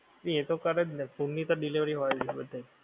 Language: Gujarati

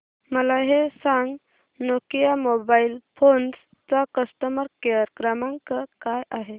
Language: Marathi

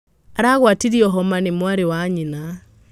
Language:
Kikuyu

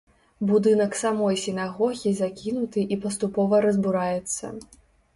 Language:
Belarusian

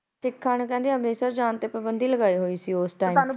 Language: Punjabi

